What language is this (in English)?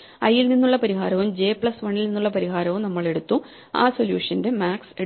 Malayalam